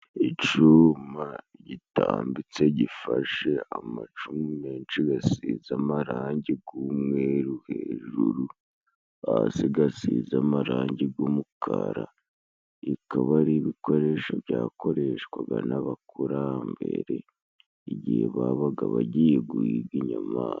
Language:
Kinyarwanda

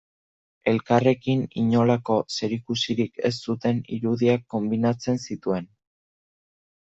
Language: Basque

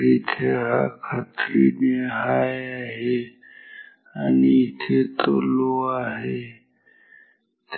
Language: Marathi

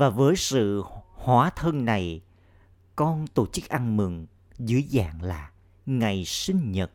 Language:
Vietnamese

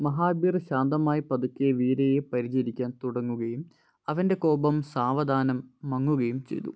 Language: Malayalam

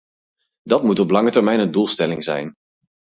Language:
Dutch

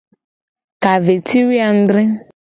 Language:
Gen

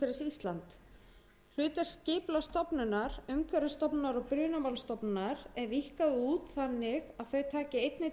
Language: Icelandic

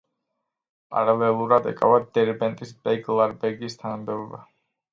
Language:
Georgian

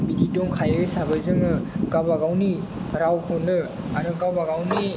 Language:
Bodo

